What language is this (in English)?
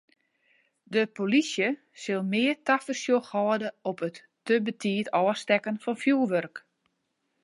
Western Frisian